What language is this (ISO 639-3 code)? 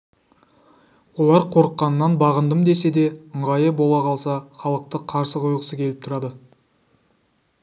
kaz